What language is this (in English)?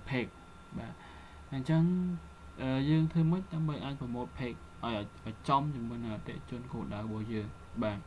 Vietnamese